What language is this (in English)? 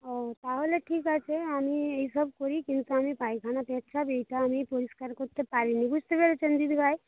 Bangla